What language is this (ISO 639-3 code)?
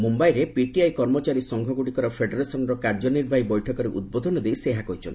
ori